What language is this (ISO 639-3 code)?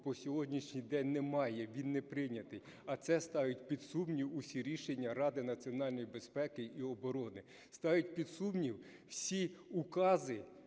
ukr